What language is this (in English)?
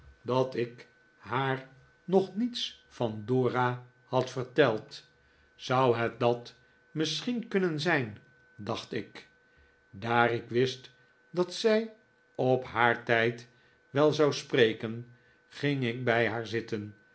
Dutch